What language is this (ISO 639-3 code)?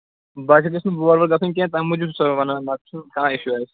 kas